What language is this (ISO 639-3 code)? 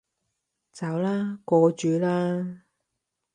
yue